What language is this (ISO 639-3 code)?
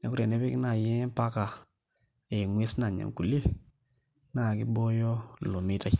mas